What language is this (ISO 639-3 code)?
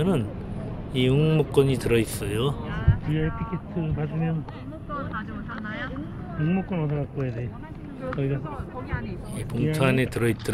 kor